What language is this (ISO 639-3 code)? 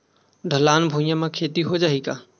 hne